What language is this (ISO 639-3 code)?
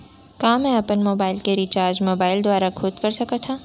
hne